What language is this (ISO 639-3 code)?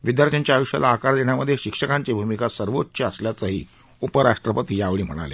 mar